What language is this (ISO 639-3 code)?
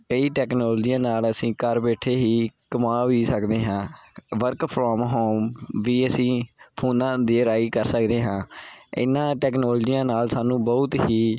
pan